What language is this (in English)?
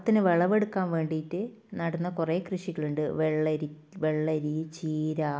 Malayalam